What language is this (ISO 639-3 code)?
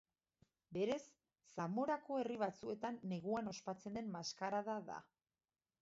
eus